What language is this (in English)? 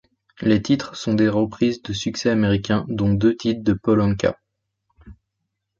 French